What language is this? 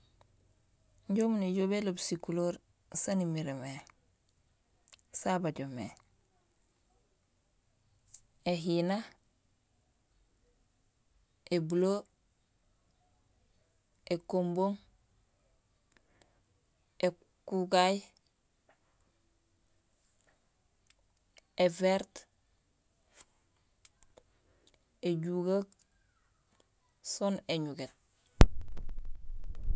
Gusilay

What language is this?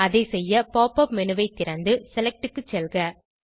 Tamil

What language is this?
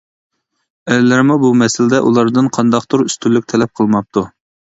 Uyghur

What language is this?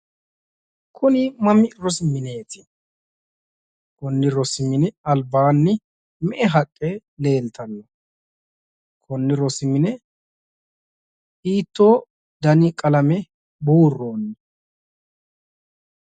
Sidamo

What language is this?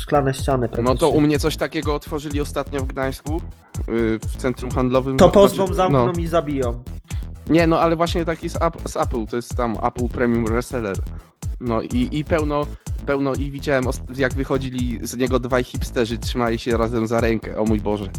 Polish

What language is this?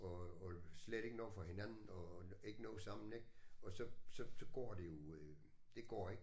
Danish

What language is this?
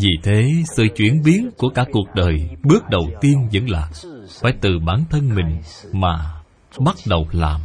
Vietnamese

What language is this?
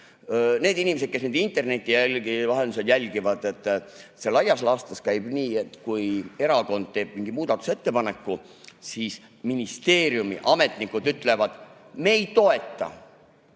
Estonian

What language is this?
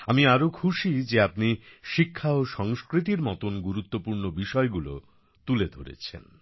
Bangla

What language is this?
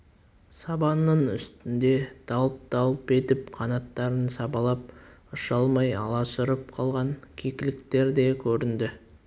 Kazakh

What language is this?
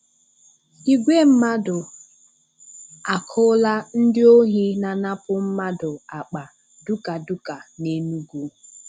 Igbo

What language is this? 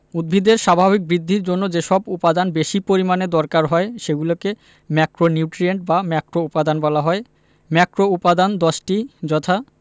Bangla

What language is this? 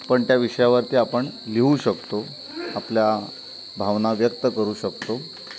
Marathi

